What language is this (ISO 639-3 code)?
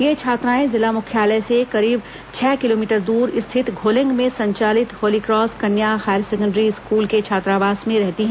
hin